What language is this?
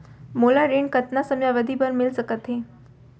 Chhattisgarhi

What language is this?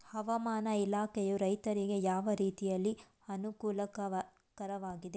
Kannada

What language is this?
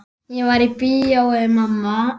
Icelandic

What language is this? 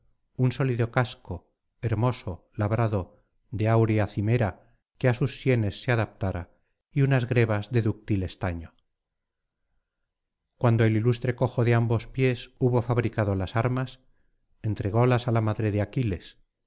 Spanish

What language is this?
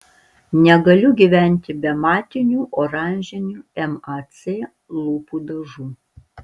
Lithuanian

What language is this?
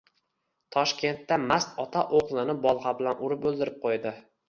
Uzbek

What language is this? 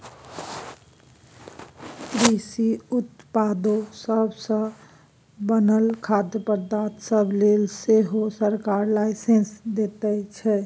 Maithili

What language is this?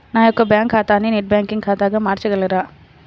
Telugu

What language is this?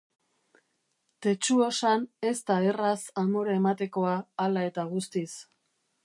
Basque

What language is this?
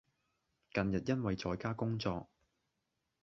Cantonese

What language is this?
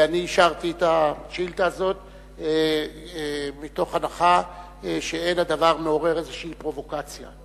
Hebrew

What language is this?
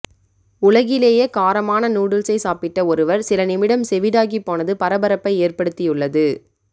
Tamil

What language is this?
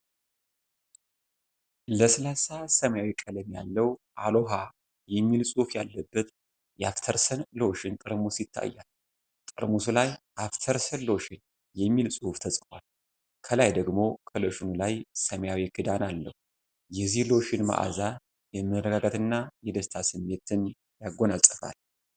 Amharic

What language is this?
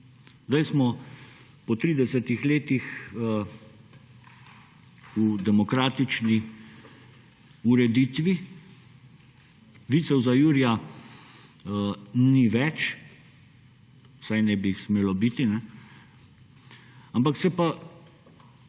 Slovenian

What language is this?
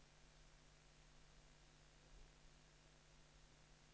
Danish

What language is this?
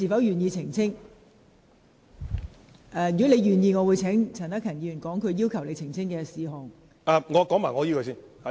Cantonese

